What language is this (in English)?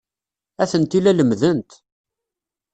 Kabyle